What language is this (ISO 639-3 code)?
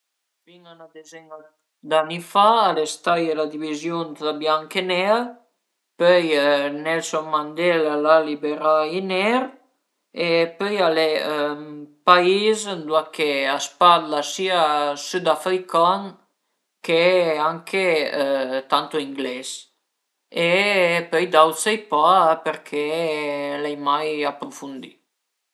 pms